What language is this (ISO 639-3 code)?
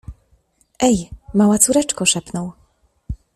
pol